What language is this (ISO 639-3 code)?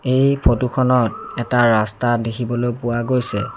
asm